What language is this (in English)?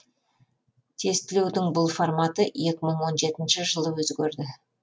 Kazakh